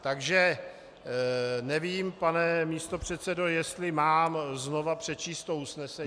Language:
Czech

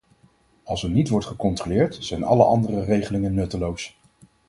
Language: Dutch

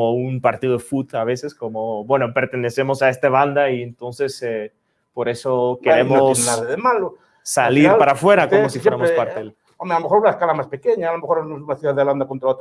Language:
Spanish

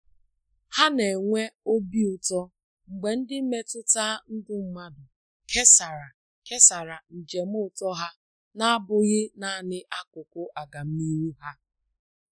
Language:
Igbo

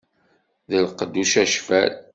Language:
Kabyle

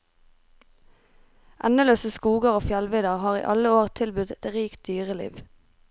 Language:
Norwegian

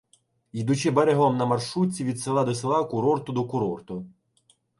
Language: Ukrainian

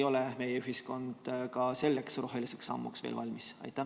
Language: Estonian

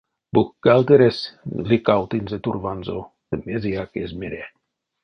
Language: Erzya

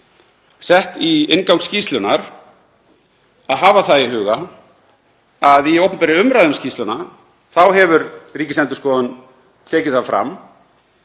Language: Icelandic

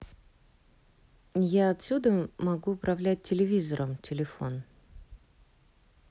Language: Russian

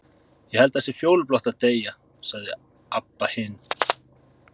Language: Icelandic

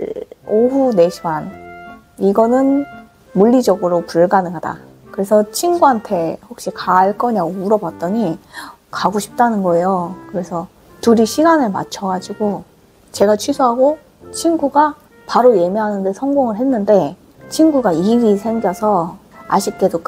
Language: Korean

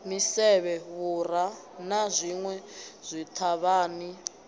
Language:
Venda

